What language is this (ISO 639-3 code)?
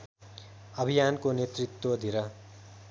nep